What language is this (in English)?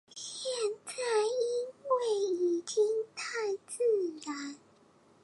Chinese